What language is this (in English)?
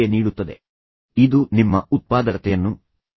Kannada